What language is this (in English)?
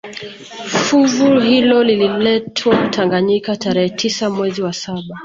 Swahili